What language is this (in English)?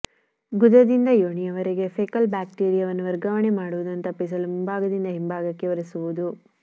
Kannada